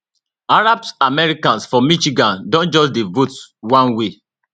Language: Nigerian Pidgin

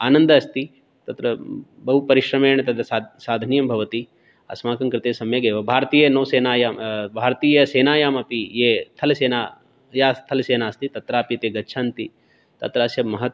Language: Sanskrit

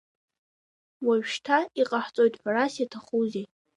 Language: Abkhazian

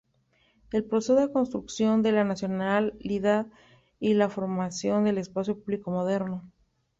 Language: Spanish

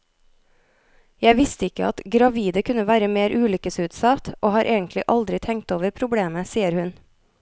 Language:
Norwegian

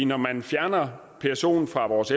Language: Danish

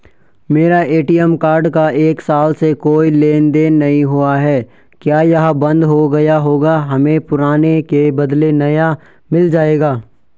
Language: Hindi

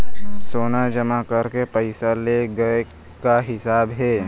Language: Chhattisgarhi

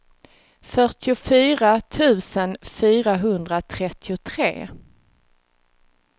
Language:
Swedish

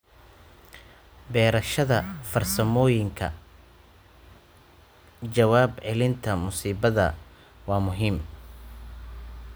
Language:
Somali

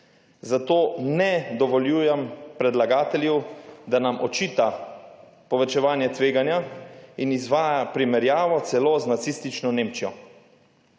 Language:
Slovenian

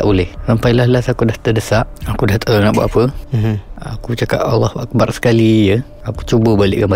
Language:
Malay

